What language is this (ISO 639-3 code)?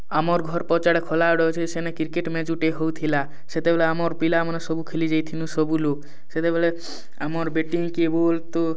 ori